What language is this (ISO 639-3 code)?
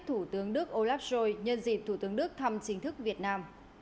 vie